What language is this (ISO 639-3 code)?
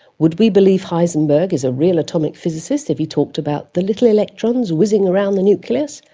eng